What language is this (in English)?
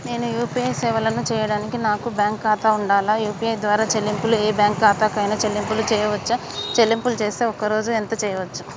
Telugu